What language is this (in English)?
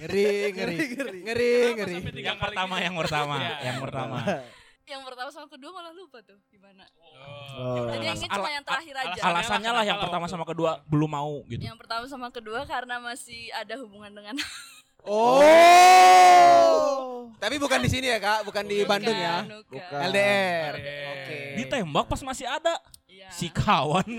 Indonesian